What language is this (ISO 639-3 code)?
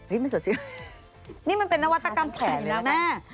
tha